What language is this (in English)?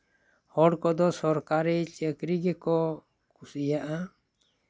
Santali